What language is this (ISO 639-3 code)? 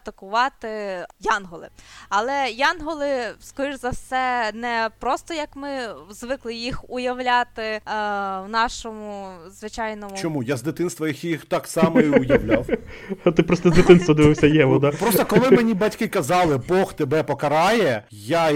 ukr